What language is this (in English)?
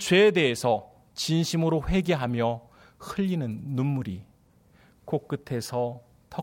Korean